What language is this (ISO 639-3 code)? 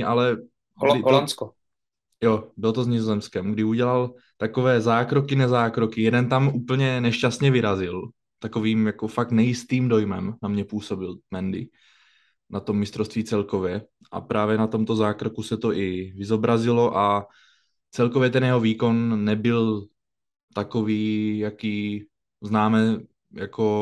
ces